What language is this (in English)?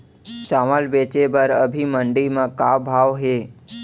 Chhattisgarhi